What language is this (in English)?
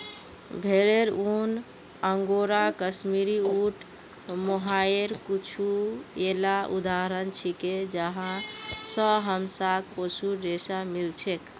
Magahi